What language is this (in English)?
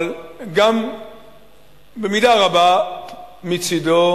Hebrew